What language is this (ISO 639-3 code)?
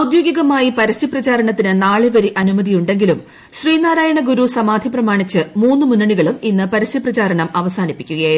mal